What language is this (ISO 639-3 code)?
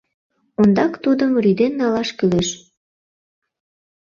chm